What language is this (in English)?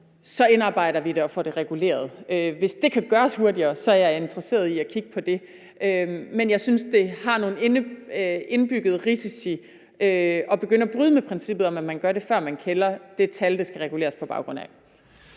Danish